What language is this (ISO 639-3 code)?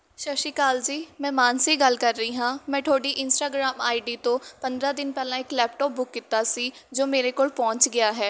pan